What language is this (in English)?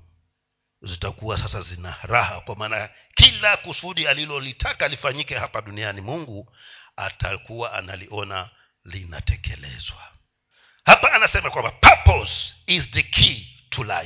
Swahili